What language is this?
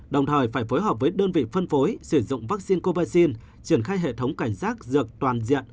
Vietnamese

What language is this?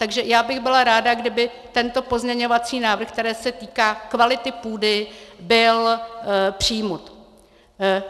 Czech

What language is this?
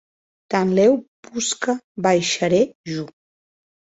Occitan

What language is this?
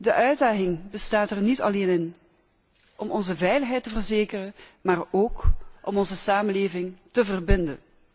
Dutch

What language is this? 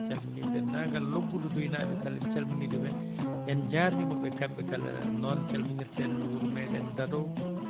Fula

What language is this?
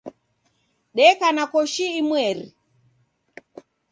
Taita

